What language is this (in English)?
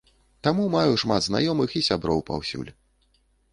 Belarusian